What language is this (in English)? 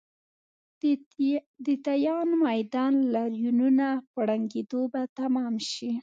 Pashto